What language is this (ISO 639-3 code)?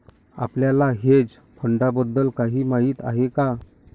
mar